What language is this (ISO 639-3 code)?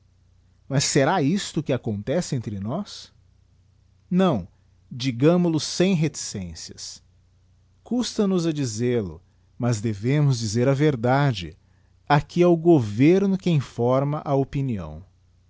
por